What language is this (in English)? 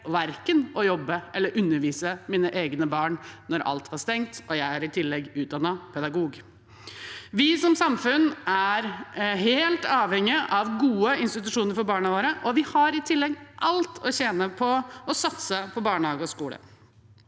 Norwegian